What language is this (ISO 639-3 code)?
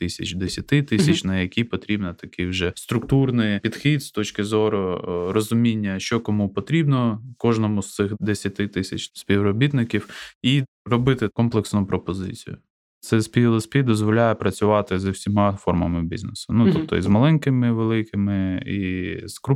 ukr